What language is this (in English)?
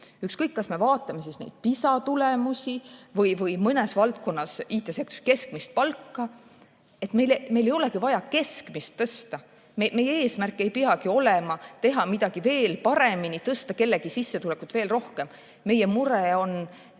Estonian